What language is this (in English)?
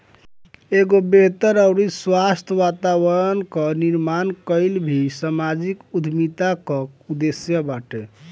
Bhojpuri